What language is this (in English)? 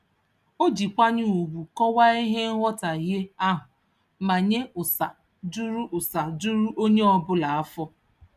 Igbo